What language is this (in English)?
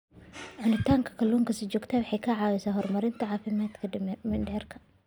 Somali